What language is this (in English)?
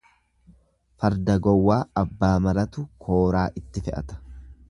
Oromo